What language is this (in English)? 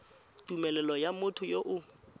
Tswana